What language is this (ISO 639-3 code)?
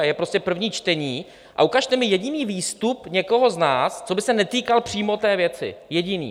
ces